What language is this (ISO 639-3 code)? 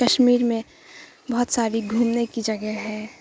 urd